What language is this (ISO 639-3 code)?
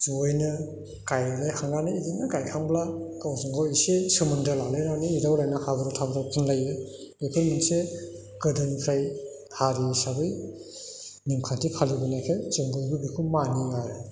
brx